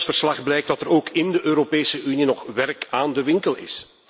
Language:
Dutch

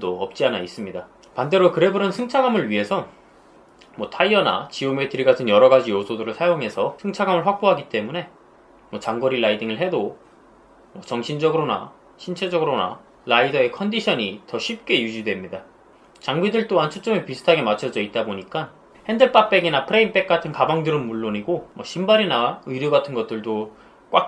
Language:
Korean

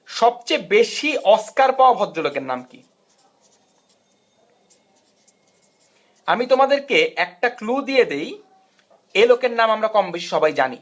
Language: Bangla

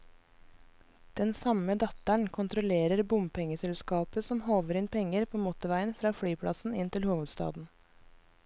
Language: Norwegian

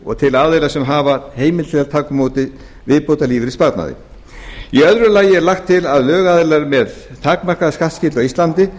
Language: Icelandic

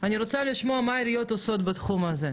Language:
Hebrew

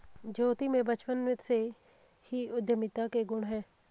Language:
Hindi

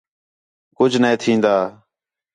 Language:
Khetrani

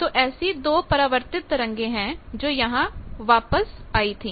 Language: Hindi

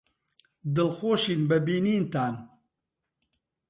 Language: Central Kurdish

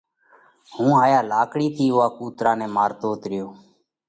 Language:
Parkari Koli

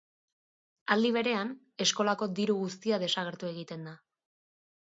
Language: Basque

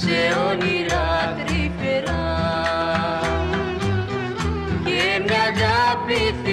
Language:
Romanian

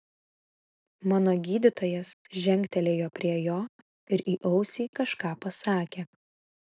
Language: Lithuanian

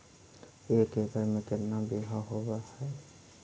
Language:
Magahi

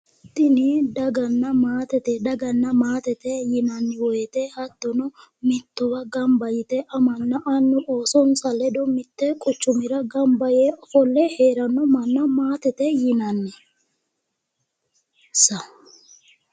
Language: Sidamo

